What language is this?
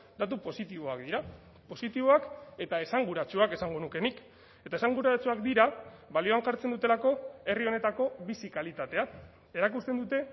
Basque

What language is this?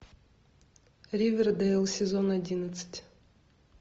Russian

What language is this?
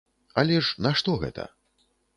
Belarusian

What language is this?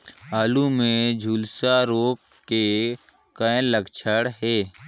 Chhattisgarhi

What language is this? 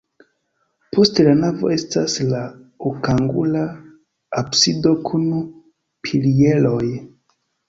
Esperanto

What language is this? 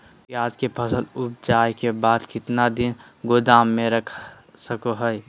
Magahi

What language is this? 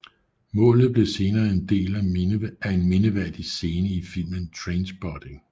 Danish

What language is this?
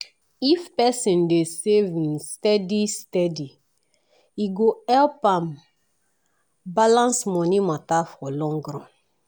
Nigerian Pidgin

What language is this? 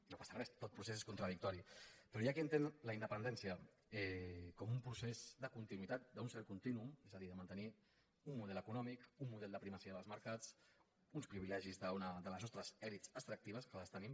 Catalan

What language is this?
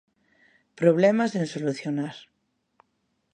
Galician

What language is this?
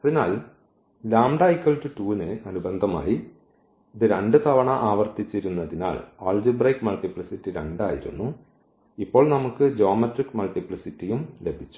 Malayalam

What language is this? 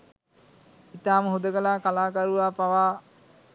Sinhala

